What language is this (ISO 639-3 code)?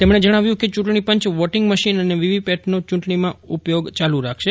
guj